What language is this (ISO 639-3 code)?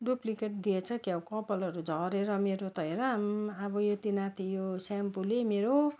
nep